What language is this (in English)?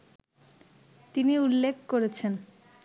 Bangla